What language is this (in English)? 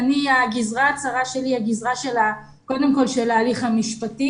Hebrew